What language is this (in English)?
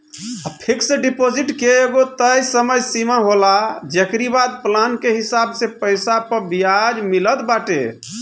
Bhojpuri